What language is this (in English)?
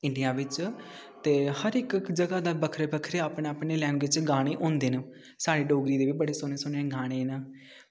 Dogri